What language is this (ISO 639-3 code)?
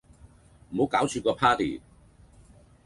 yue